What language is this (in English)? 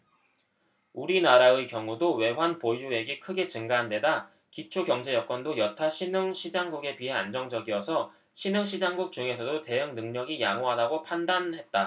Korean